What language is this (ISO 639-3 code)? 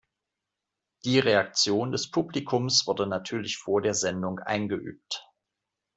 deu